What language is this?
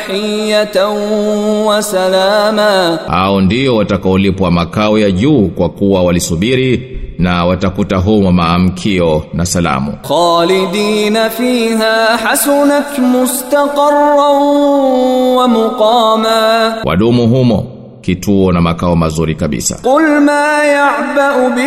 Swahili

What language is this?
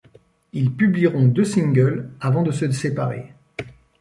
French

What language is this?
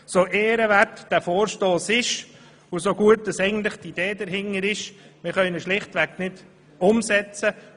Swiss German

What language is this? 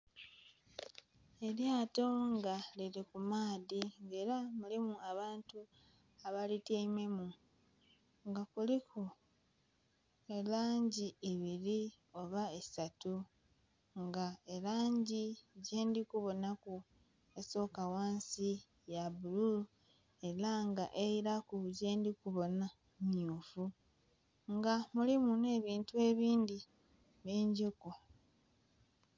Soga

